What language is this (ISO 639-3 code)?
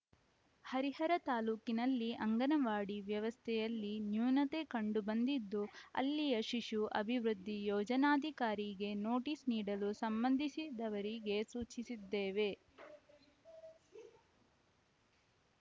kan